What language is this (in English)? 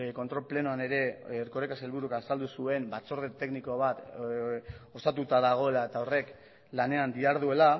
Basque